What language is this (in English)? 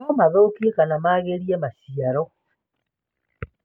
Kikuyu